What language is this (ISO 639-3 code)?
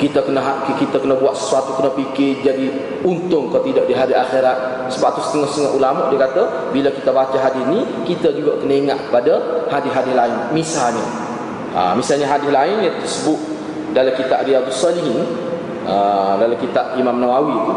msa